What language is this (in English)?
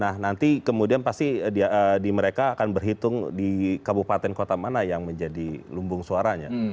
Indonesian